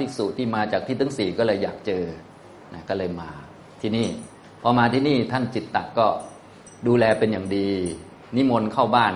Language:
Thai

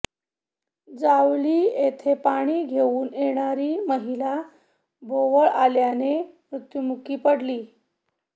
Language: Marathi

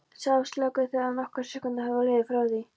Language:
Icelandic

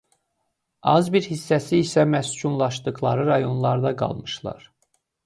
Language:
Azerbaijani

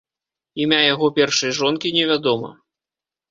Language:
Belarusian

